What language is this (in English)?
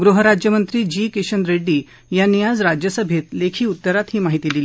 Marathi